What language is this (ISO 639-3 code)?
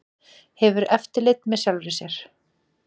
isl